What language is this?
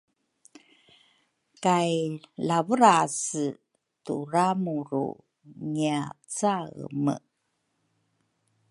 Rukai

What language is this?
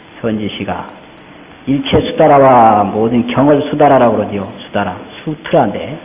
Korean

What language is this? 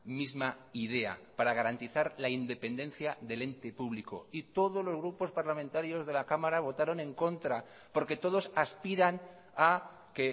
Spanish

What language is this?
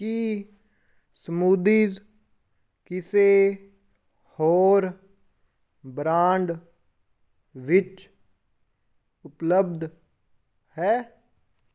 Punjabi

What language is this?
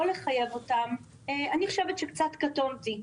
Hebrew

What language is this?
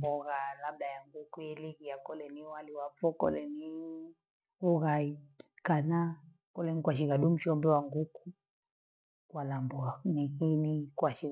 Gweno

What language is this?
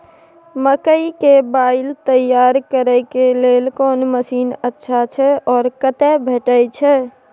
Maithili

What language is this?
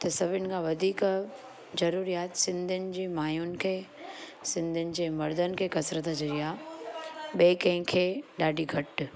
Sindhi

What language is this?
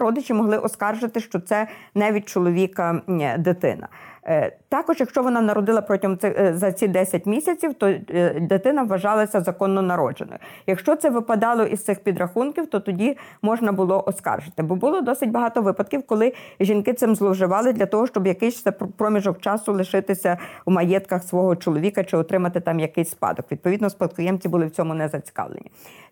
Ukrainian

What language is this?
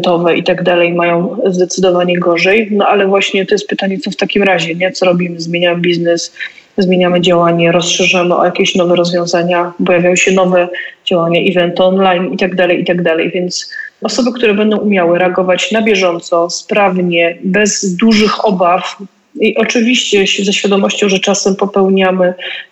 Polish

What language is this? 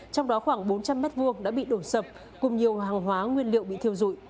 Vietnamese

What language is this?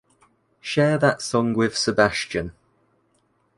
English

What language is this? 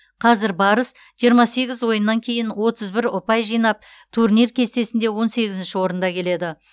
Kazakh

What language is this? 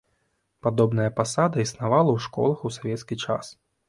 Belarusian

